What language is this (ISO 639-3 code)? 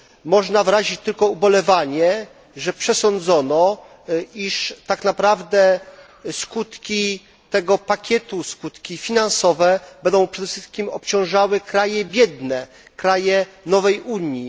pol